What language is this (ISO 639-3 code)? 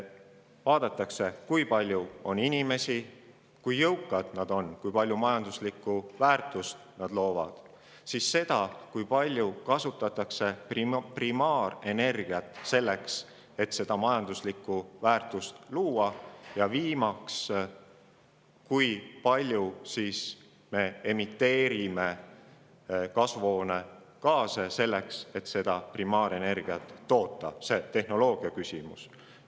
est